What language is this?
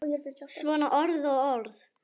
Icelandic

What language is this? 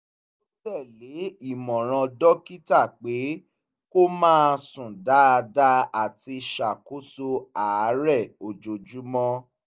Yoruba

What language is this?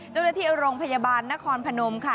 Thai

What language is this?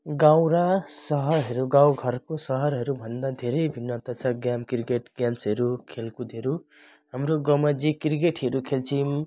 Nepali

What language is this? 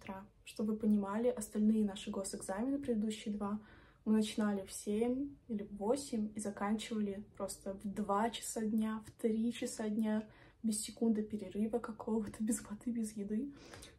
Russian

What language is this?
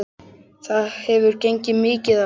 Icelandic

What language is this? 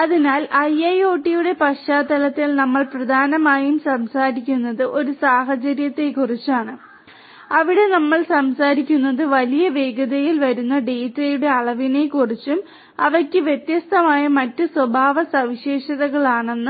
Malayalam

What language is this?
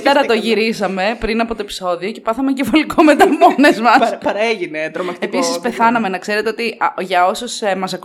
Greek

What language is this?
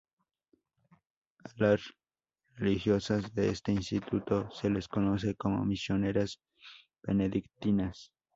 Spanish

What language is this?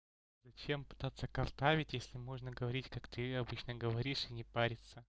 Russian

